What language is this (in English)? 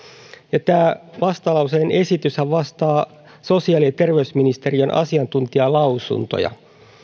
Finnish